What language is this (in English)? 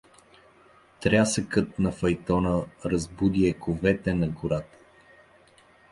Bulgarian